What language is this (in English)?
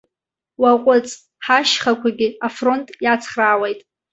Abkhazian